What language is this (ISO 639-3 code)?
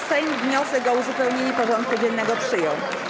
pol